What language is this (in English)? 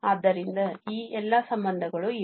Kannada